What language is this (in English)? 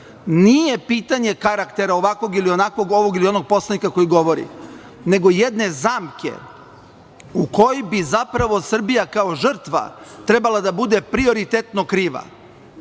Serbian